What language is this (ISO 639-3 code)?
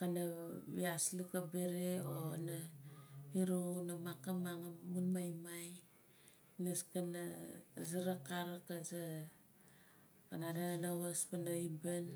nal